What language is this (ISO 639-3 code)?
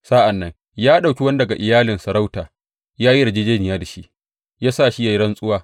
hau